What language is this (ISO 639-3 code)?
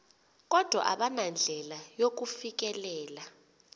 xho